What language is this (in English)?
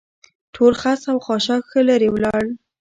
Pashto